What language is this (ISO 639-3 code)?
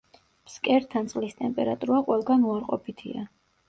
kat